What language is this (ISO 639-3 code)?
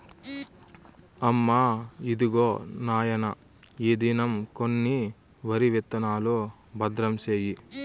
tel